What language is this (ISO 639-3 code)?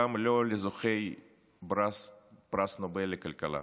heb